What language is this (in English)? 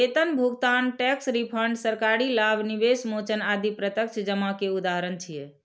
Maithili